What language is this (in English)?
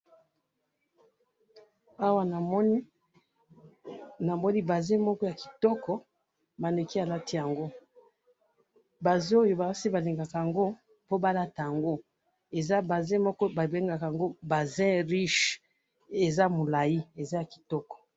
Lingala